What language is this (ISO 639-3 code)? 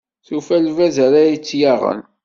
kab